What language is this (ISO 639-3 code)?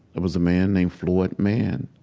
eng